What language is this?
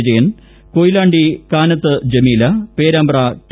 Malayalam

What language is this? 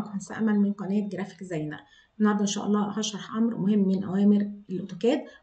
Arabic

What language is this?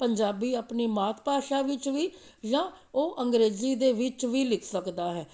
Punjabi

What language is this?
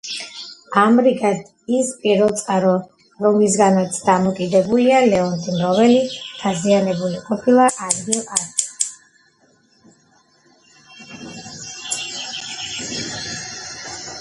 Georgian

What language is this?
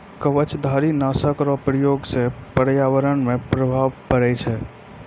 Maithili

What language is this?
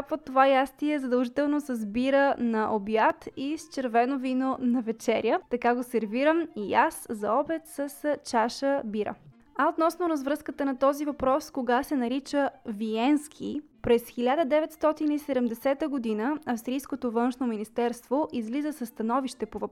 Bulgarian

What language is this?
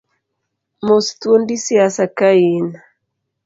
Luo (Kenya and Tanzania)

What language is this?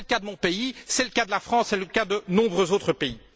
French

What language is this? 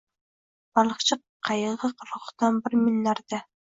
Uzbek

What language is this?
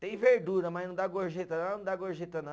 Portuguese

